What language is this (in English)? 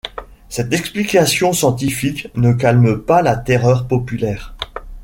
French